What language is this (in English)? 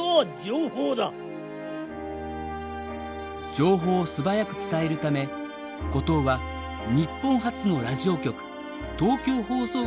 Japanese